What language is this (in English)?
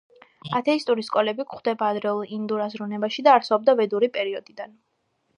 Georgian